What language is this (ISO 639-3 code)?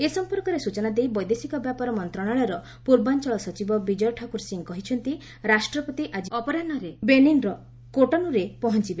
ori